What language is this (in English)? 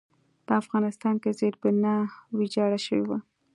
Pashto